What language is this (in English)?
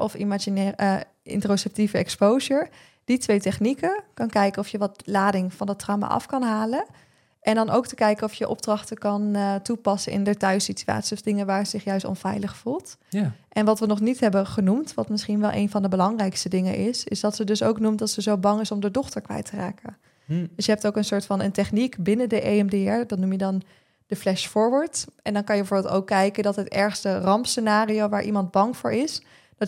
Dutch